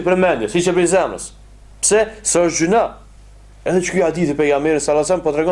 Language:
Romanian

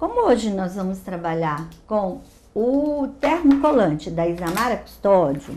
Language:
Portuguese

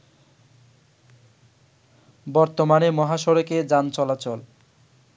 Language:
Bangla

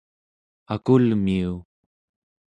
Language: Central Yupik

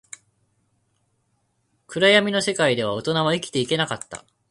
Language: Japanese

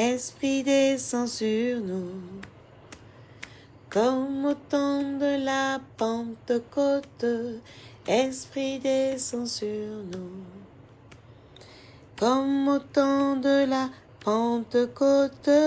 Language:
French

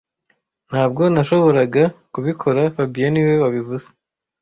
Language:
Kinyarwanda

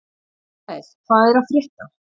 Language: Icelandic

